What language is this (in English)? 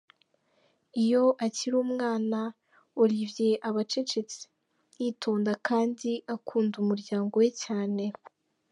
Kinyarwanda